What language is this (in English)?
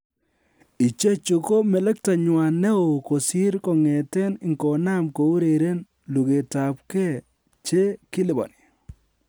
Kalenjin